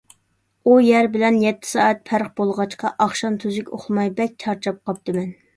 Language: Uyghur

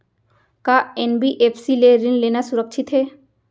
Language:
Chhattisgarhi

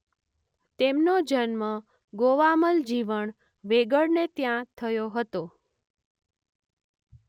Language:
Gujarati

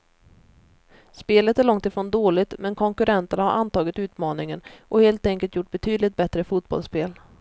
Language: Swedish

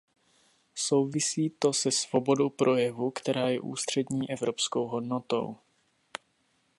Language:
Czech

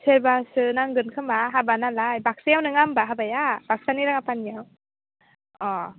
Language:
Bodo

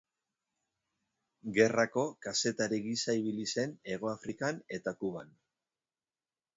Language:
Basque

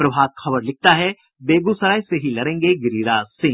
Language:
Hindi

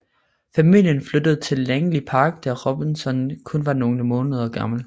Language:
Danish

